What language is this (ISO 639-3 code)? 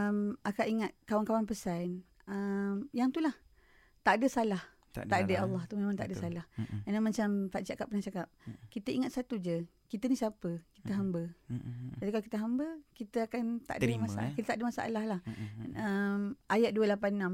msa